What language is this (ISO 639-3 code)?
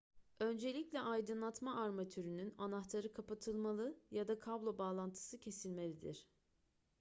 tur